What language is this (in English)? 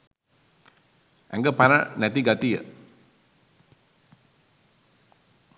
Sinhala